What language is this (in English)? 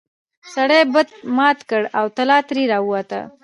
Pashto